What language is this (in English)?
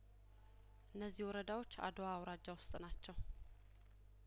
Amharic